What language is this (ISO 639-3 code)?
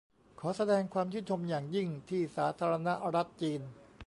tha